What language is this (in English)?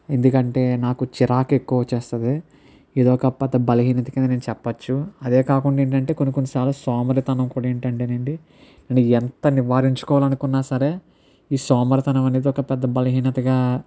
Telugu